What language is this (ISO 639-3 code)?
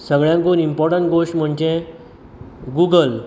kok